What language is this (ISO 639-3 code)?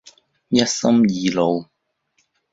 zho